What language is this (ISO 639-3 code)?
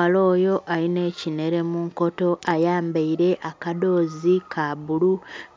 xog